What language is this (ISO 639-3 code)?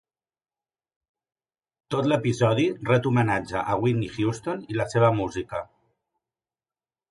cat